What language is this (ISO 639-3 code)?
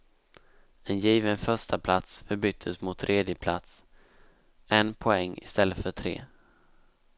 swe